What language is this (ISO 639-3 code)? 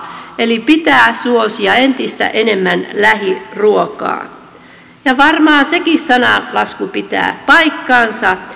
fin